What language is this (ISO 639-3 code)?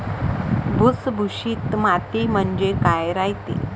mar